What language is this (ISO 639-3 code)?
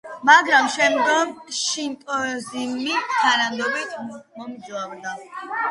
kat